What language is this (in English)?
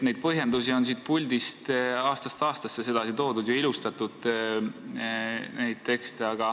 Estonian